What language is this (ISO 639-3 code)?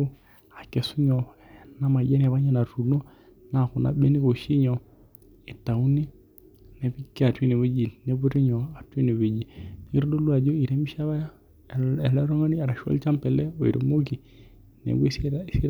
mas